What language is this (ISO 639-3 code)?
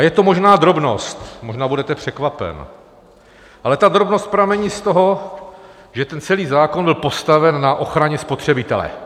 ces